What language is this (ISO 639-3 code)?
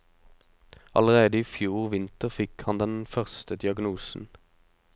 nor